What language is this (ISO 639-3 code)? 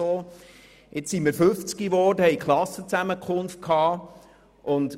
gsw